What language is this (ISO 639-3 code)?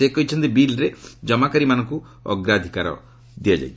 ori